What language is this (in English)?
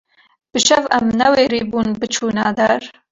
Kurdish